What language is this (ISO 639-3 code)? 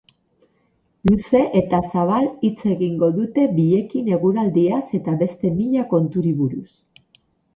eus